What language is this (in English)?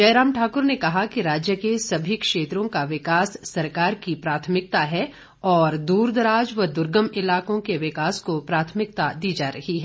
Hindi